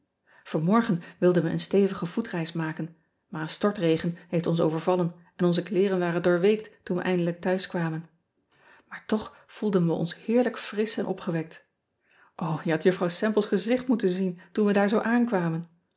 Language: Dutch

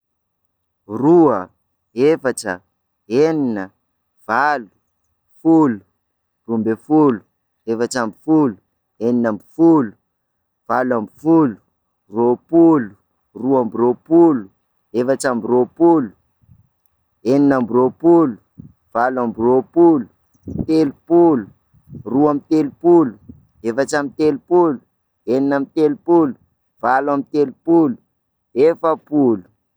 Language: Sakalava Malagasy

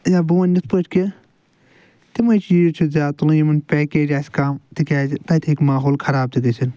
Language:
Kashmiri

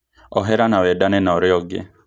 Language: Kikuyu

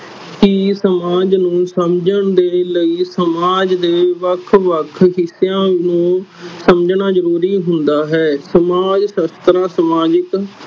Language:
Punjabi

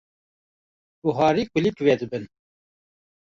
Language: Kurdish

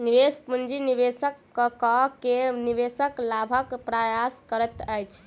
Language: Maithili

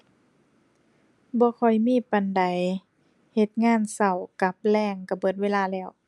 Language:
Thai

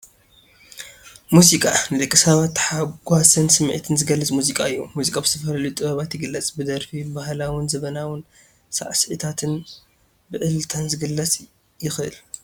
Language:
Tigrinya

